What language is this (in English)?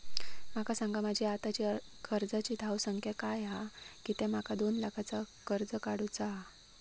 Marathi